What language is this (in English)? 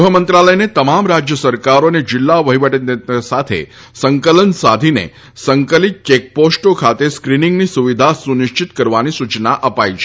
Gujarati